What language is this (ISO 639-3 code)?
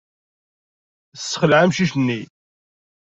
kab